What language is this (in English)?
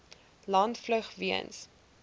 Afrikaans